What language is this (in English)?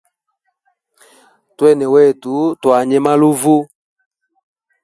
Hemba